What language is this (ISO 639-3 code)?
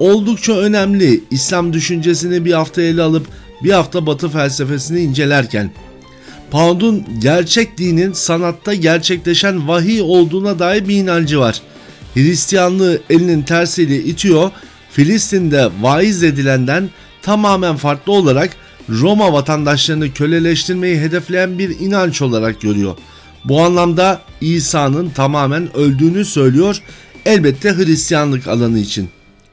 tur